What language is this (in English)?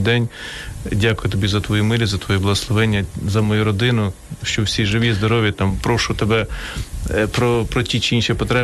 Ukrainian